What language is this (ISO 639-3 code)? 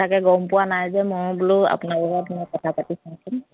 asm